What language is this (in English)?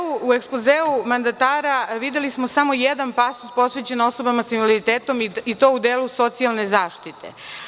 Serbian